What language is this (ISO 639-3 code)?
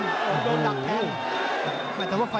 tha